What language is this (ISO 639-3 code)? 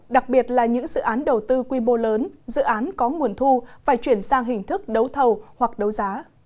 vie